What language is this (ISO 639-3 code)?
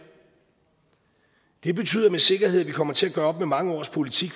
dan